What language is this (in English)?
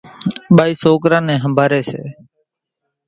Kachi Koli